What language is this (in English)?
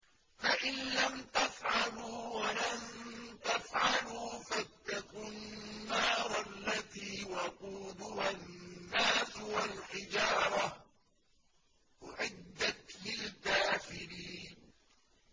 Arabic